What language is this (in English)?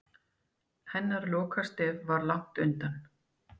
Icelandic